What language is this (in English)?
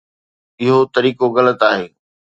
Sindhi